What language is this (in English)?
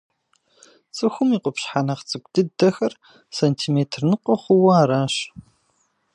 Kabardian